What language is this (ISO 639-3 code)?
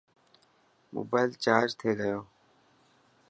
mki